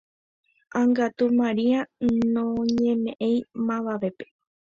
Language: Guarani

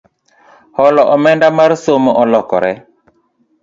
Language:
Luo (Kenya and Tanzania)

